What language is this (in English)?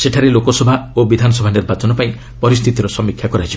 Odia